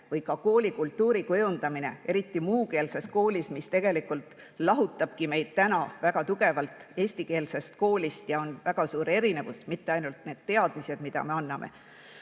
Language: Estonian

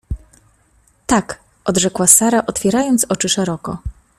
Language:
Polish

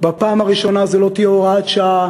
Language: Hebrew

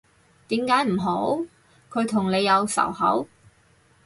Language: Cantonese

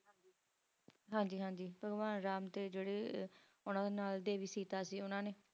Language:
Punjabi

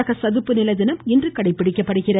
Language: Tamil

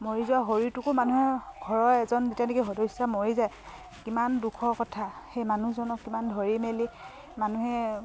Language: Assamese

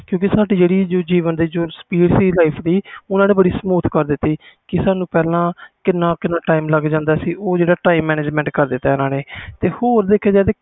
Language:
Punjabi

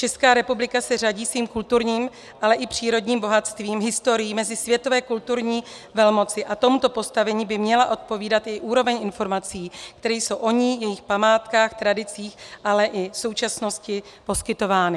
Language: Czech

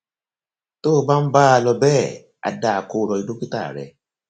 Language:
Yoruba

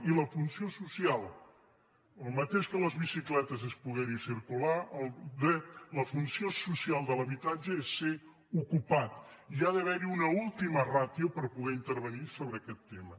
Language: Catalan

